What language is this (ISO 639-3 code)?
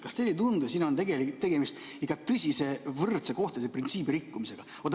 est